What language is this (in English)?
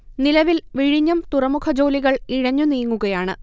Malayalam